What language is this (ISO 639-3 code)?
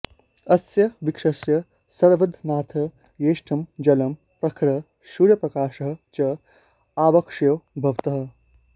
san